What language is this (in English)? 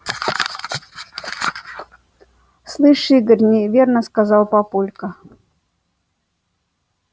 Russian